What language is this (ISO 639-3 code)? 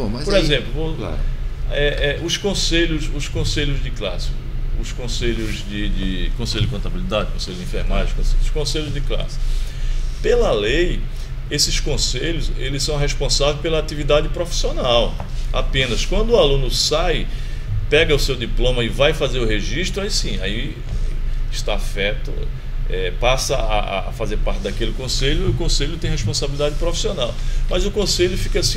por